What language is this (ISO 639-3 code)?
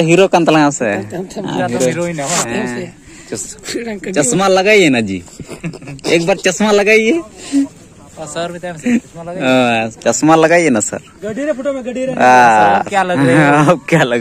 ind